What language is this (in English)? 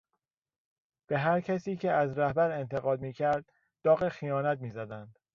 Persian